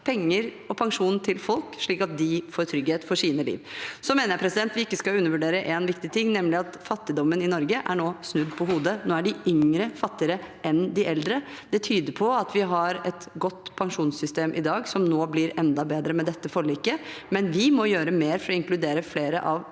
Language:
Norwegian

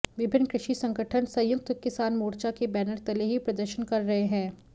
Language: Hindi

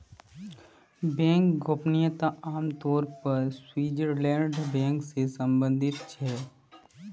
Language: Magahi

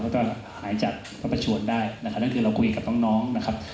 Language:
Thai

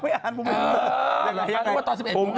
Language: Thai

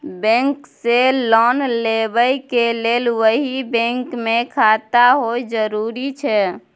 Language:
Maithili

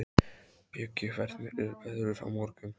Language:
Icelandic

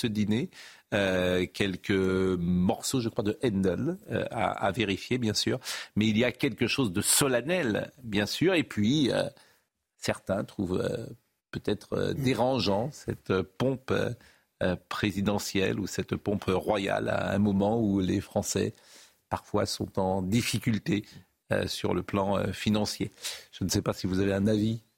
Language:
French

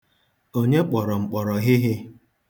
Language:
Igbo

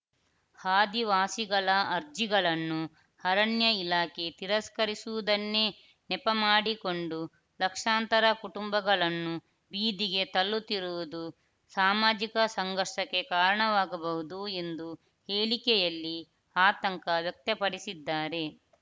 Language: Kannada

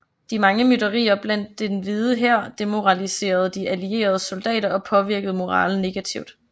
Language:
Danish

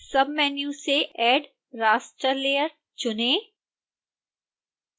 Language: Hindi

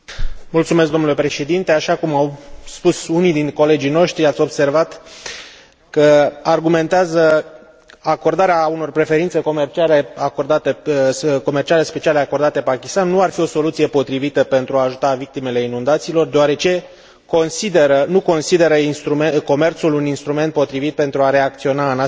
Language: Romanian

